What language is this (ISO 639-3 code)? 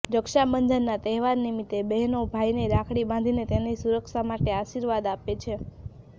guj